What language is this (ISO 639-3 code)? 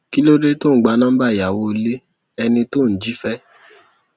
yor